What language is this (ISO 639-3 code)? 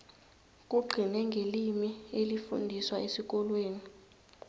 nbl